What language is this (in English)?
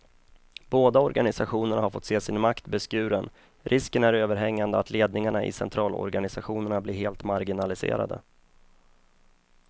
Swedish